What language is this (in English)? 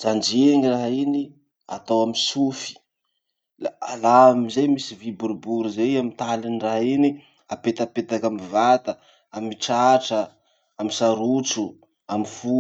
Masikoro Malagasy